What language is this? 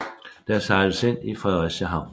Danish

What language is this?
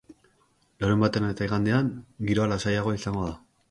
Basque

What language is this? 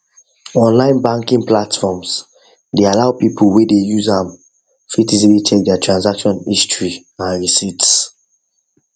Nigerian Pidgin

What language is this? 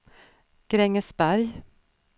Swedish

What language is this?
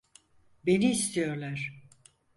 Turkish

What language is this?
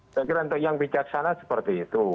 Indonesian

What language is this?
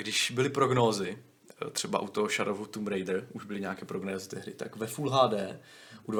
Czech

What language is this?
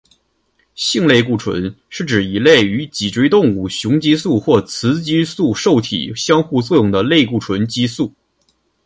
Chinese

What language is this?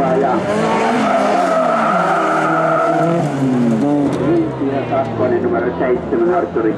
Finnish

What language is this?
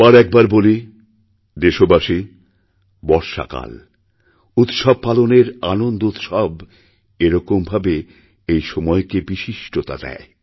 Bangla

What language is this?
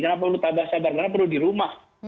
Indonesian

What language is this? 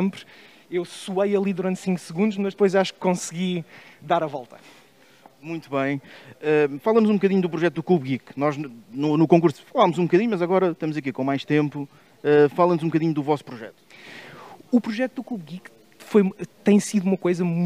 Portuguese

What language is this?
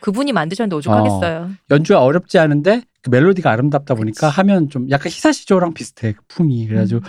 Korean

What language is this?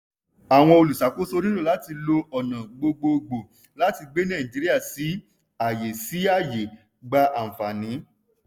Yoruba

